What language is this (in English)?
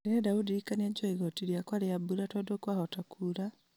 Kikuyu